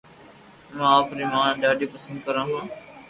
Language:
Loarki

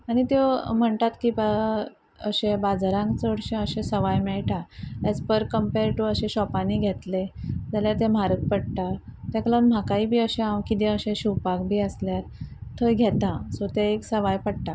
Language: Konkani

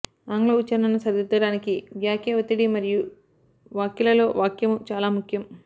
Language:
Telugu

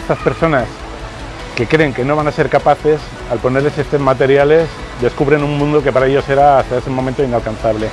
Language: Spanish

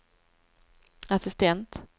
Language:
Swedish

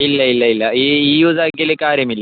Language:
Malayalam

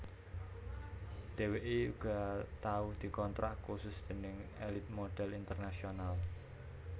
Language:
Javanese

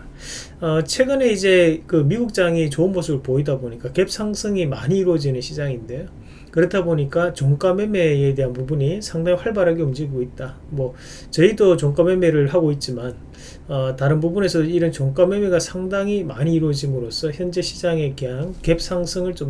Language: Korean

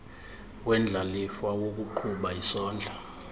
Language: Xhosa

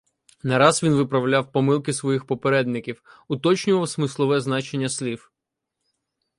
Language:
Ukrainian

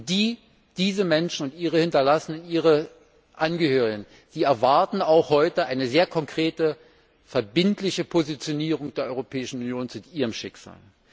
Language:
German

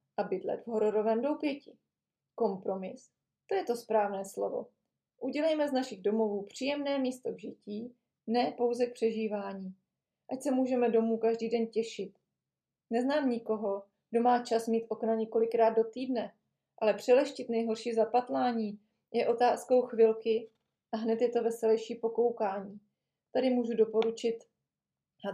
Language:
Czech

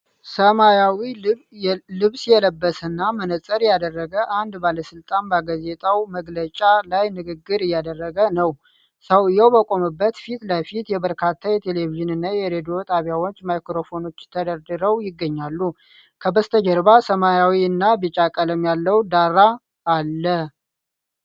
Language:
Amharic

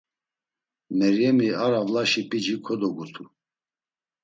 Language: Laz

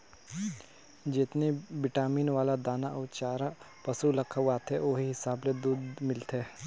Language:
Chhattisgarhi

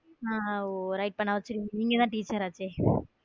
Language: Tamil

